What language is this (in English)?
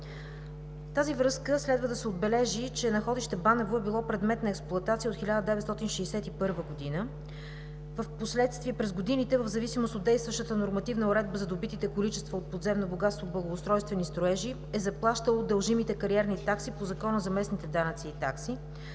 Bulgarian